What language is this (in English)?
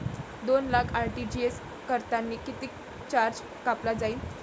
Marathi